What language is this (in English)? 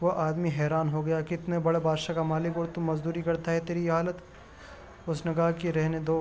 Urdu